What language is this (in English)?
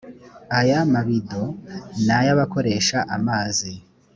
Kinyarwanda